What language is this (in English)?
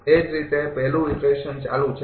Gujarati